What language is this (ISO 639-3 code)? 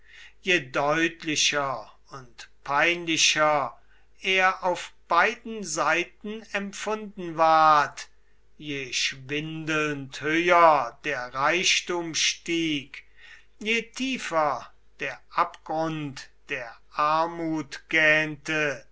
deu